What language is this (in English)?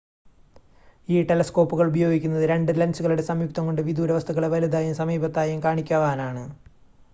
Malayalam